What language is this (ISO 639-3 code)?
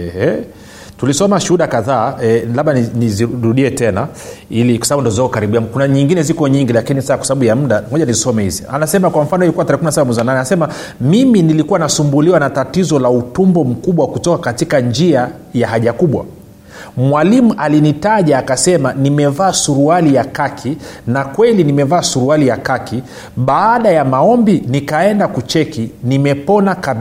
swa